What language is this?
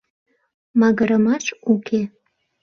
Mari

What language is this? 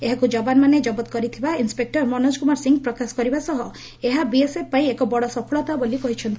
Odia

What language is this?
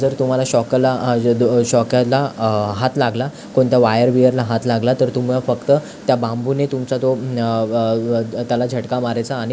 Marathi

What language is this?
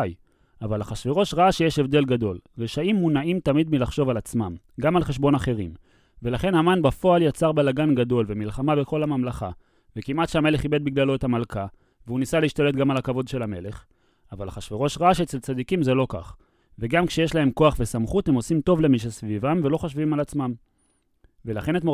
Hebrew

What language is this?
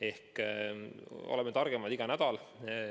Estonian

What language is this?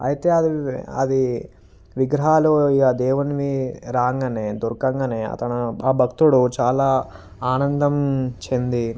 Telugu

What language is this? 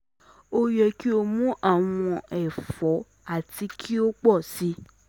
Yoruba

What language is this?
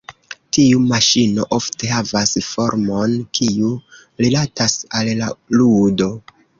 Esperanto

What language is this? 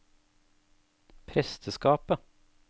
Norwegian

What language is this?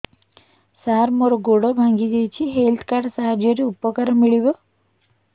Odia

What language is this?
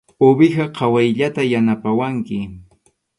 Arequipa-La Unión Quechua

